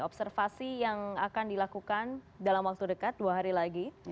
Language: Indonesian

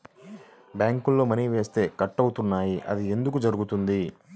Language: Telugu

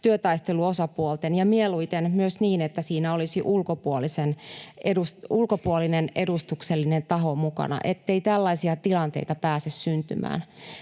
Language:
Finnish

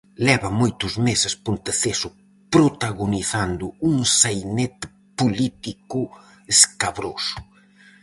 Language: Galician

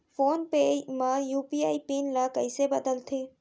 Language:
Chhattisgarhi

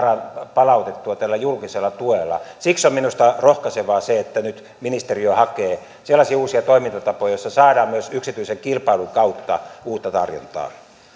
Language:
Finnish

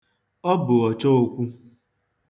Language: Igbo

